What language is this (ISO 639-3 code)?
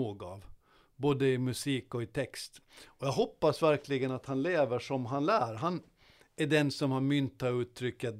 swe